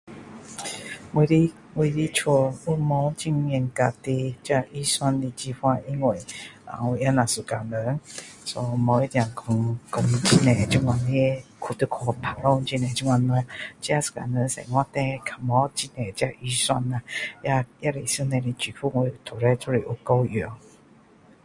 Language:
Min Dong Chinese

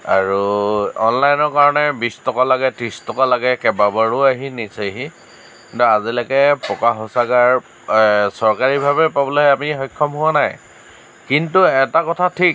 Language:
Assamese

